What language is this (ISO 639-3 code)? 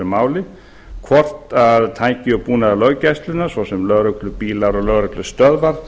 isl